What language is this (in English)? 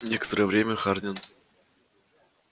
Russian